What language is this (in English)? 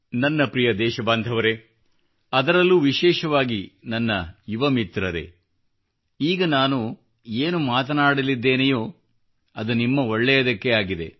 Kannada